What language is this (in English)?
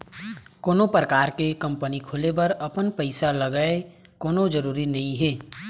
Chhattisgarhi